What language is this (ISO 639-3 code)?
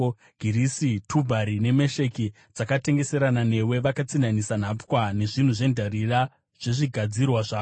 sna